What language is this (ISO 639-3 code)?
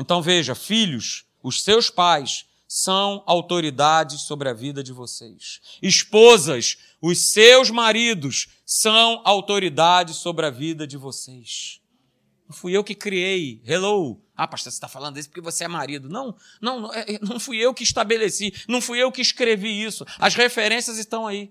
por